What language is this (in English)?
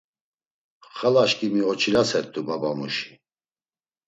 Laz